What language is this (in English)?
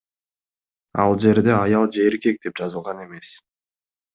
Kyrgyz